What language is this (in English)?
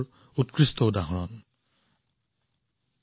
Assamese